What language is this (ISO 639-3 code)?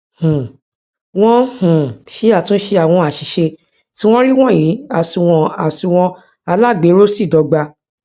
yor